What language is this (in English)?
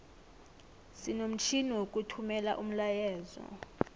South Ndebele